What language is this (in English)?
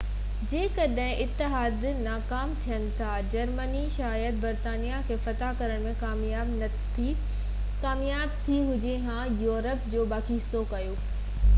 Sindhi